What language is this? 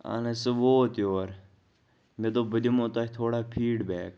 Kashmiri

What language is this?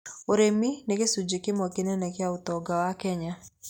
Kikuyu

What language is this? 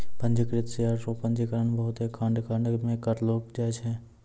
Maithili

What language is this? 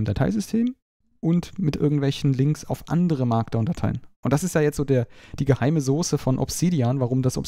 German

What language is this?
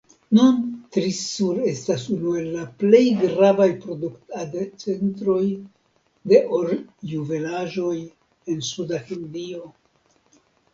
Esperanto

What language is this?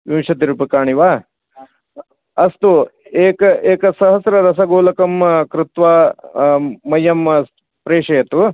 Sanskrit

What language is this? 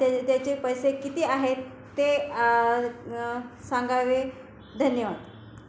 Marathi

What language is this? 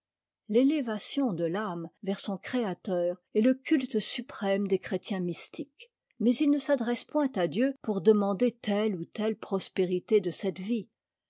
French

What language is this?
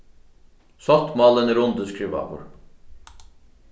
Faroese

